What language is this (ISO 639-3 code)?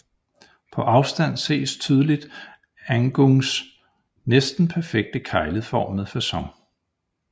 dan